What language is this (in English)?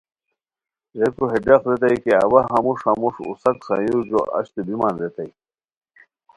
Khowar